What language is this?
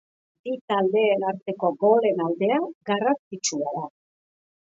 Basque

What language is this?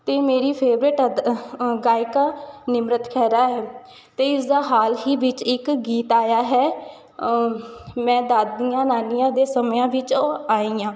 Punjabi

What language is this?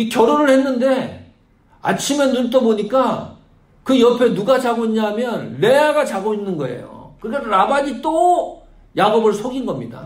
Korean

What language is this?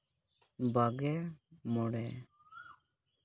Santali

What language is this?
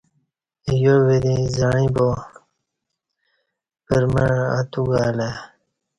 Kati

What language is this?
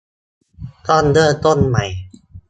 Thai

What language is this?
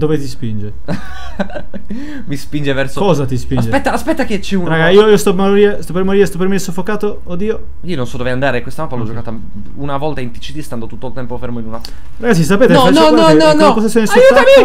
Italian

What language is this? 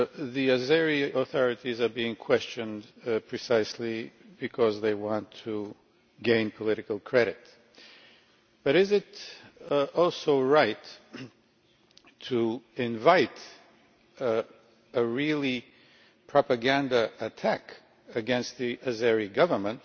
English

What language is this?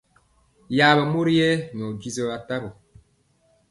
Mpiemo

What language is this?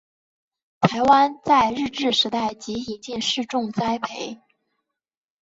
Chinese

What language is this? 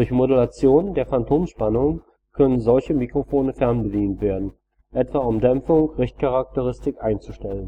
German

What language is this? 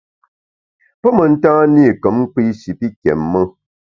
Bamun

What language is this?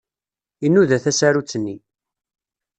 Kabyle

